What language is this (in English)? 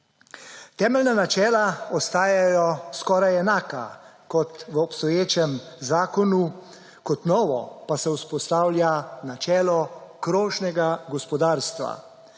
Slovenian